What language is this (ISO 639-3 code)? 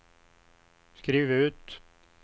swe